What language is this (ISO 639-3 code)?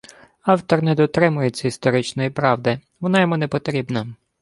ukr